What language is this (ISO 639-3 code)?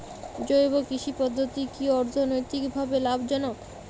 ben